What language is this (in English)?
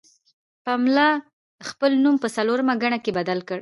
Pashto